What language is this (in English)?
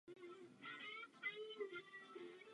Czech